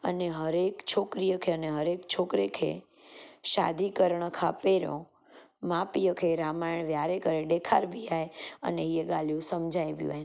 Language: Sindhi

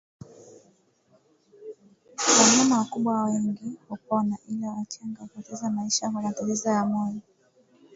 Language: Swahili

